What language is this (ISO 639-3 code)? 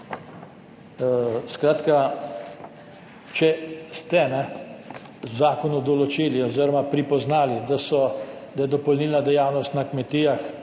slv